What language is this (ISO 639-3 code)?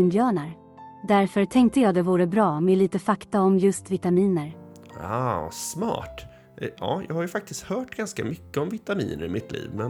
swe